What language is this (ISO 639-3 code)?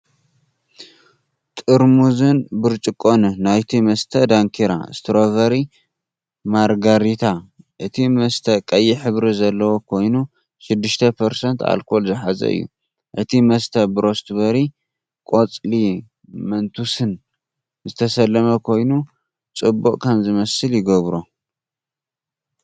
tir